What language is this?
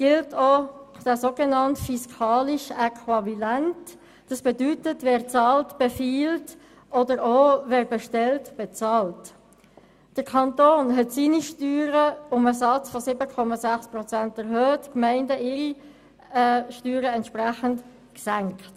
Swiss German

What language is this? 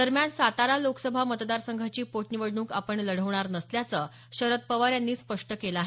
Marathi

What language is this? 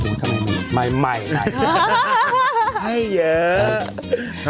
Thai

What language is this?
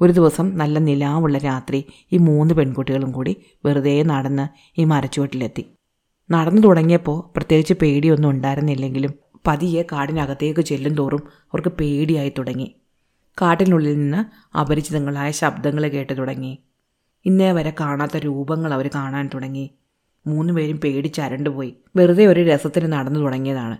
Malayalam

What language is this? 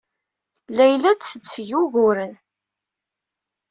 Kabyle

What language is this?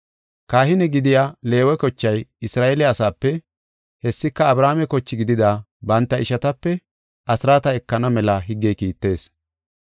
Gofa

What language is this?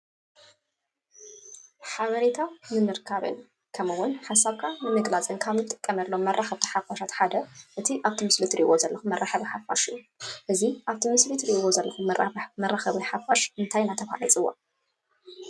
Tigrinya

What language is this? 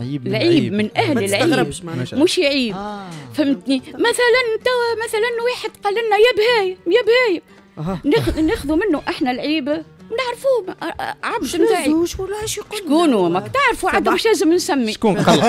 Arabic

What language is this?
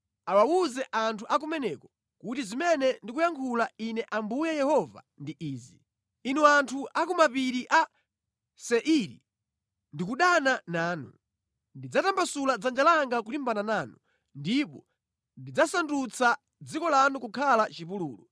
Nyanja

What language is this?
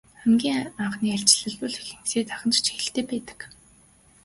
Mongolian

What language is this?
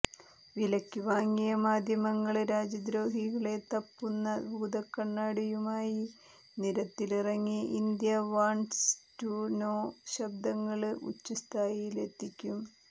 Malayalam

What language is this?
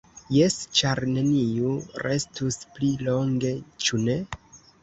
Esperanto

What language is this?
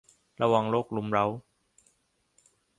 Thai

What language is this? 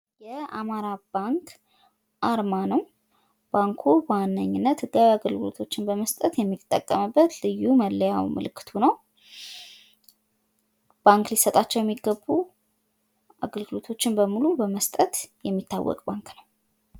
Amharic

